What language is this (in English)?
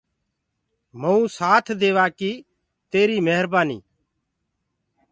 Gurgula